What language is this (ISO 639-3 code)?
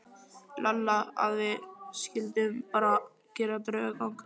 isl